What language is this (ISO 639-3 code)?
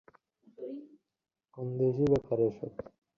ben